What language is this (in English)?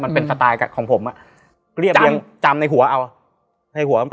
Thai